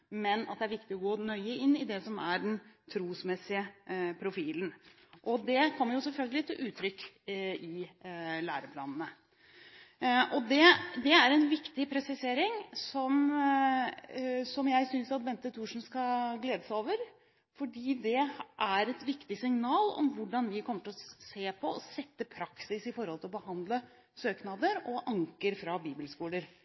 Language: Norwegian Bokmål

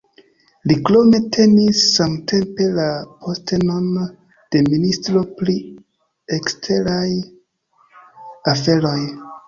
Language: Esperanto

